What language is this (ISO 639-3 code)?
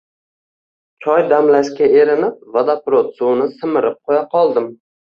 uzb